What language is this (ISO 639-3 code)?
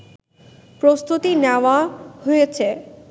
ben